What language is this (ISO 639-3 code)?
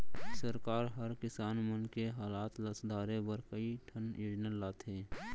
hne